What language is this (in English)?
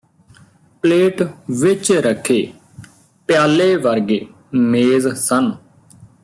Punjabi